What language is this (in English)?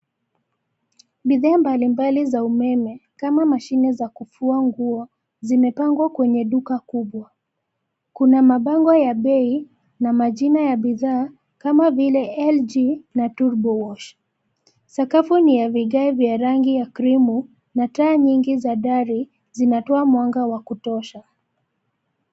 Swahili